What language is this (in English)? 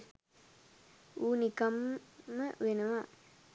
Sinhala